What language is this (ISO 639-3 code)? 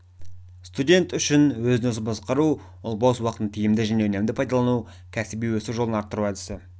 kaz